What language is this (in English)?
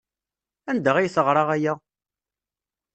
Kabyle